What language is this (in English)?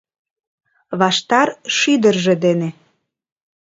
Mari